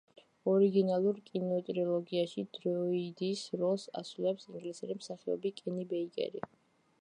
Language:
Georgian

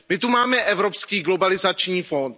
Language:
Czech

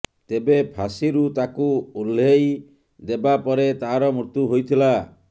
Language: Odia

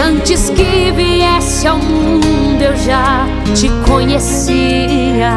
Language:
Portuguese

